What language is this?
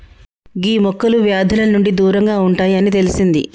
Telugu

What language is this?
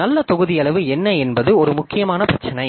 Tamil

